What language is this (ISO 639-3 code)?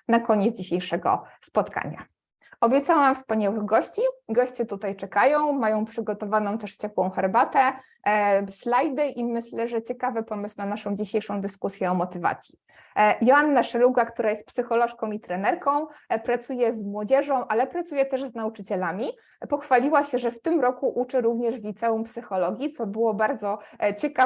pol